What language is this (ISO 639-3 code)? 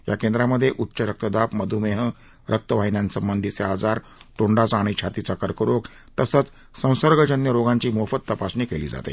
mar